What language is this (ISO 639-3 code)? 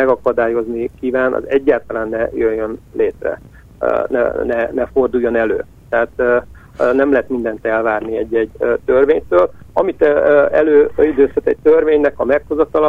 hun